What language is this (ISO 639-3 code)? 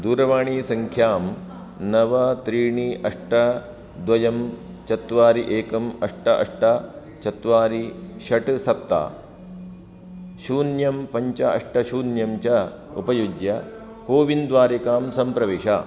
san